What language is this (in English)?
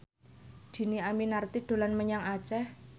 Javanese